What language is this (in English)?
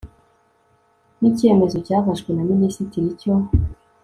Kinyarwanda